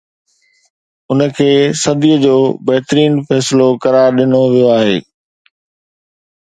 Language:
Sindhi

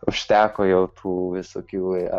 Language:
Lithuanian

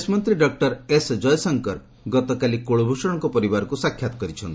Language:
Odia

